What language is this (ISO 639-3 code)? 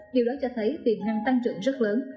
vie